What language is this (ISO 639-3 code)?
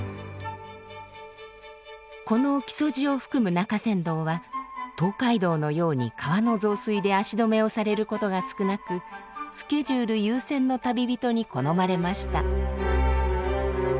jpn